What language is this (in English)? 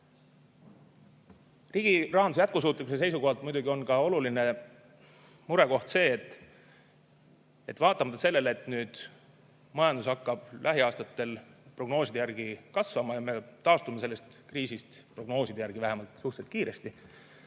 Estonian